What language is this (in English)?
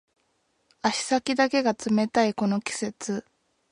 Japanese